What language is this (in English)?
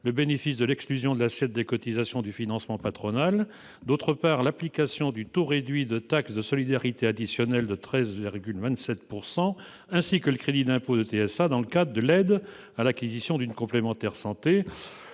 French